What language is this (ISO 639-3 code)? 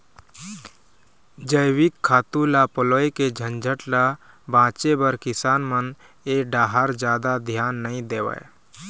hne